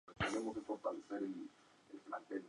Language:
Spanish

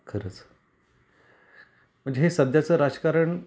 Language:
Marathi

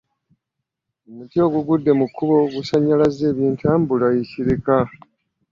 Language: Ganda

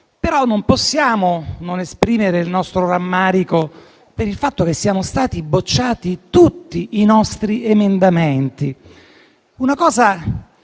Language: Italian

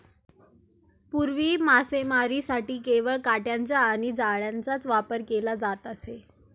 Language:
Marathi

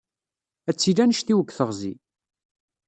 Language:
Kabyle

